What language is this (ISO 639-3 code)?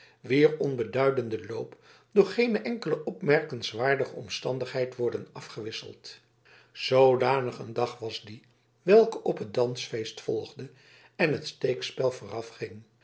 nld